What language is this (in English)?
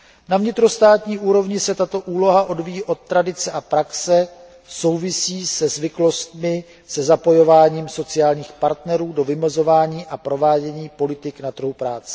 Czech